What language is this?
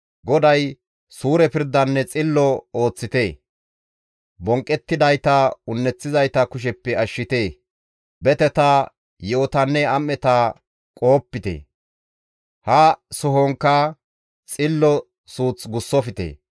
Gamo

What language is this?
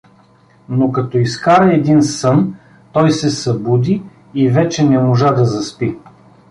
Bulgarian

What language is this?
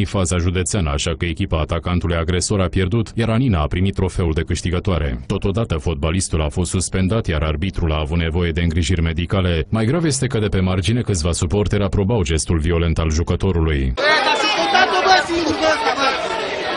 Romanian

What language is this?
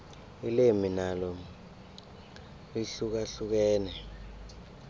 South Ndebele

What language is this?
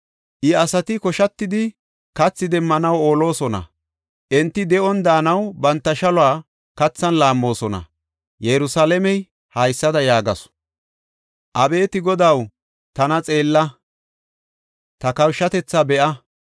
Gofa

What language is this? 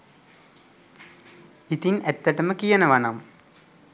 Sinhala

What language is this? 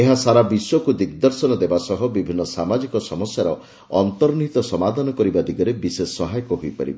Odia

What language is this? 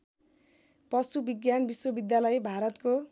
Nepali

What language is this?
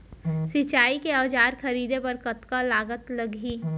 Chhattisgarhi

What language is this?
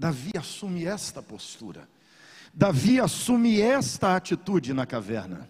Portuguese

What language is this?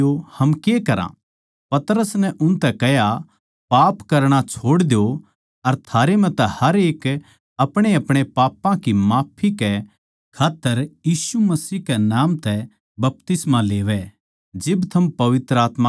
Haryanvi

